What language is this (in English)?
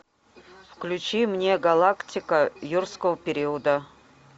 Russian